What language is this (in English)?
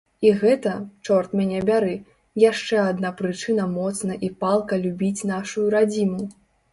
Belarusian